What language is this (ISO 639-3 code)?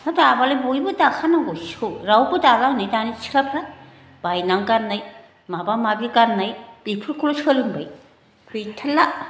brx